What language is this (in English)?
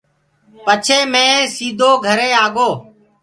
Gurgula